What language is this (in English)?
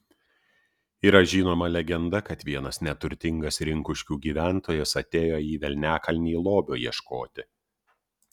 Lithuanian